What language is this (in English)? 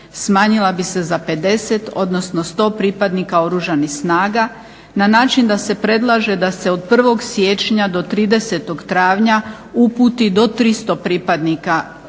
Croatian